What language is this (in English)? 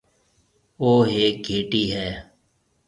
Marwari (Pakistan)